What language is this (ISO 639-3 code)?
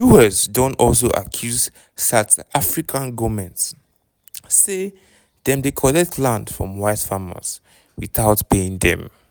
pcm